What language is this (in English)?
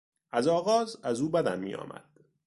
Persian